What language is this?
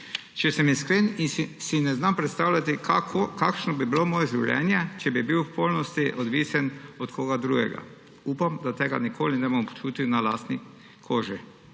Slovenian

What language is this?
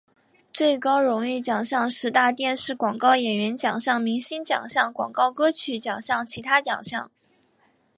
Chinese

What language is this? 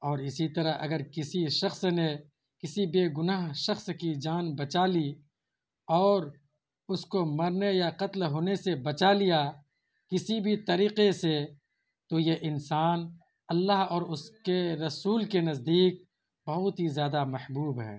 Urdu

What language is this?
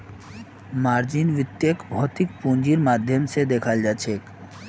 Magahi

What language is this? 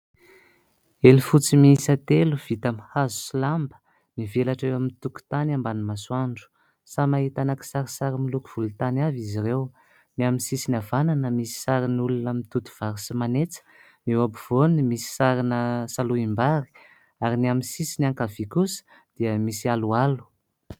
Malagasy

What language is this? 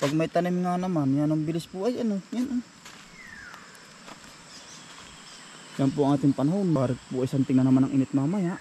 Filipino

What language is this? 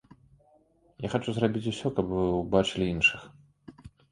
Belarusian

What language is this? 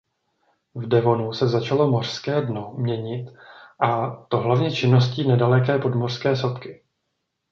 Czech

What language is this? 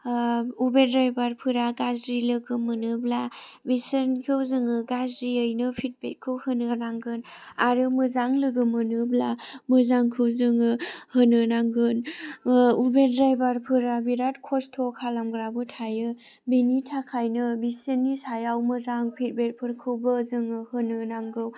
Bodo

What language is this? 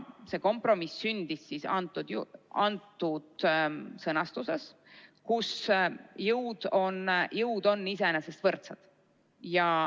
Estonian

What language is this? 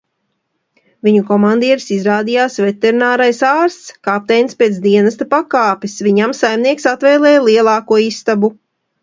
Latvian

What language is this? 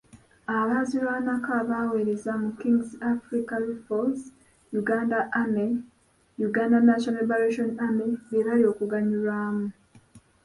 Ganda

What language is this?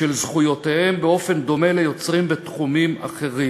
Hebrew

